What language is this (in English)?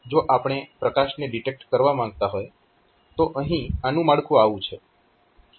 Gujarati